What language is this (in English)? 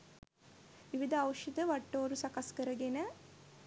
Sinhala